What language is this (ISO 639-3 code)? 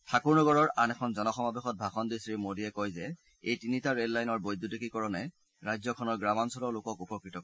asm